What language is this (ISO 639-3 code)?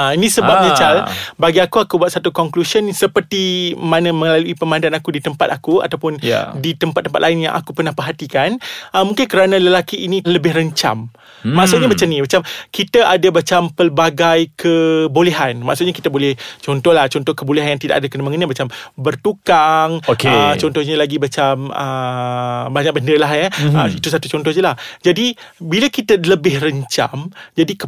msa